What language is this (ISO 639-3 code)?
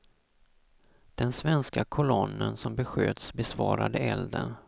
swe